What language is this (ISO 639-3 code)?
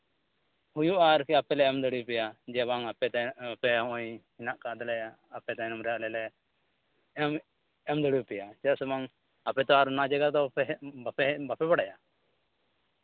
sat